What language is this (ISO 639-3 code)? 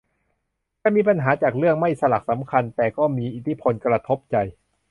tha